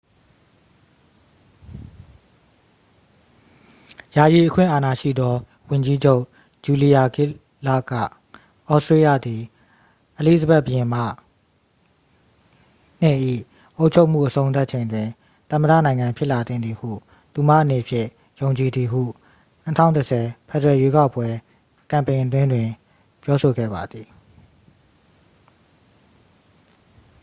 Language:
Burmese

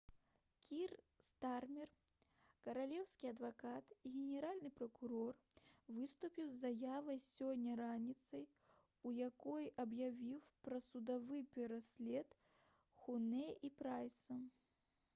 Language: Belarusian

